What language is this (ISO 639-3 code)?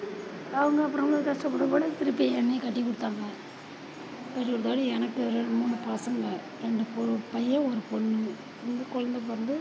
tam